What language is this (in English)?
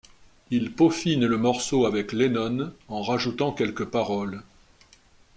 French